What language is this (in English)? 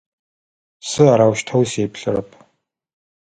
Adyghe